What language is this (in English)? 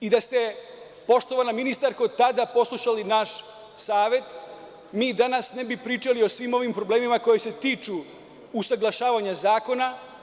Serbian